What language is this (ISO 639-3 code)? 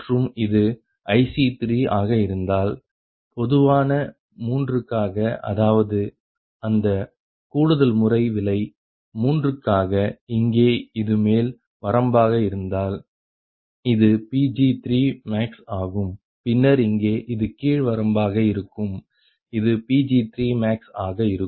tam